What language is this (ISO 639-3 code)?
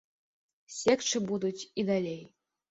bel